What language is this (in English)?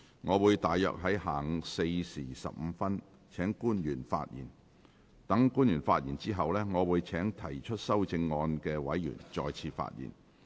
Cantonese